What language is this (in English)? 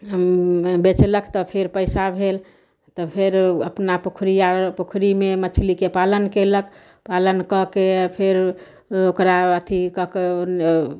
Maithili